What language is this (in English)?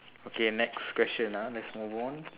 English